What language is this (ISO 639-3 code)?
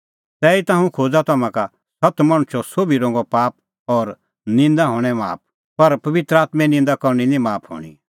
kfx